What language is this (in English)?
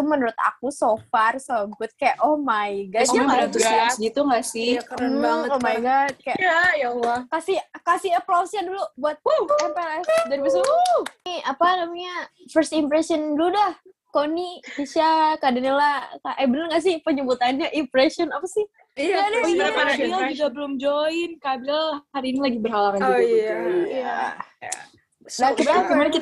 Indonesian